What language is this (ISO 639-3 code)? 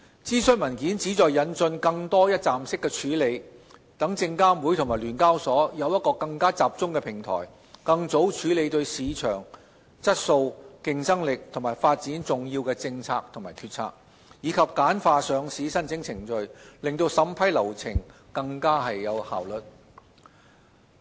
yue